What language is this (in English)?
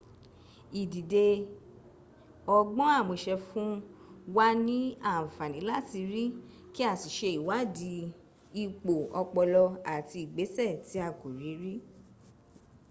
Yoruba